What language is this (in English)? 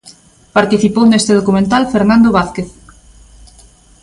Galician